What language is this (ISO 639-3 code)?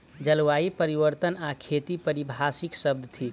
mai